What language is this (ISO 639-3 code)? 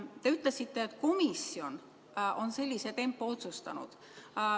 est